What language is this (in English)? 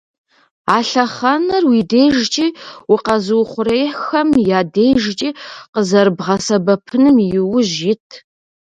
Kabardian